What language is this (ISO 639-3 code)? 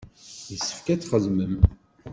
kab